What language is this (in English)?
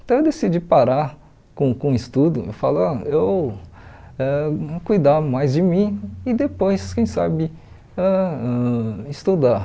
Portuguese